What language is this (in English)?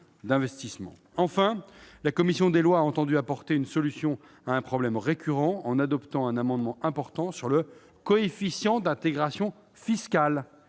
French